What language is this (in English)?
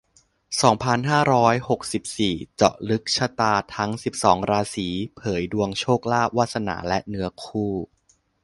Thai